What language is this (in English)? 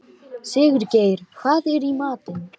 Icelandic